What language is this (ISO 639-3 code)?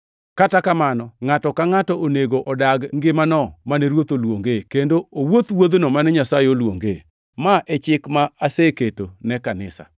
luo